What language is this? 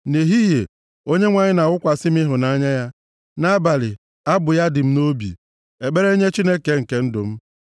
Igbo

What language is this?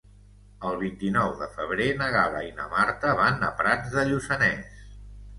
Catalan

